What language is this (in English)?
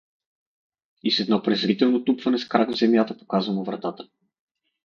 Bulgarian